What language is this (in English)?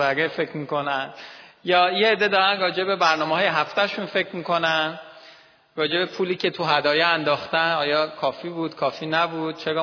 Persian